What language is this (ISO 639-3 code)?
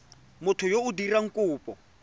tsn